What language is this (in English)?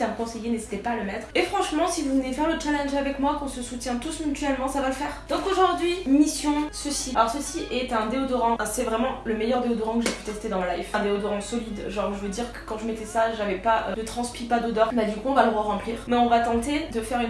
French